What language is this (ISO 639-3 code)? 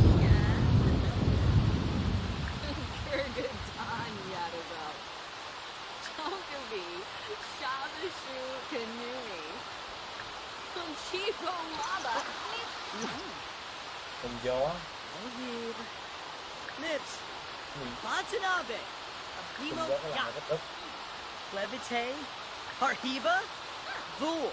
vie